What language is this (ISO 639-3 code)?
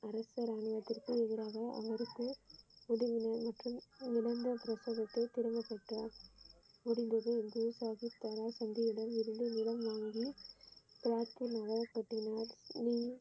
tam